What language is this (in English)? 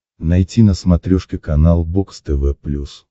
Russian